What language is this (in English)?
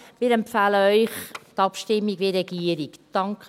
Swiss German